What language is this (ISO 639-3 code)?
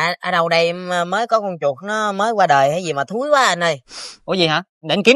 vie